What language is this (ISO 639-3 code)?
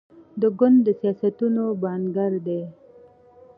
pus